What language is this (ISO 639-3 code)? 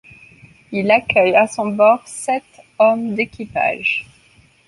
fra